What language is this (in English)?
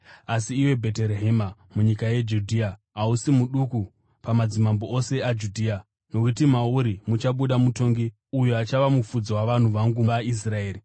Shona